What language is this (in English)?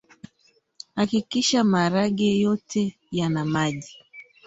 Swahili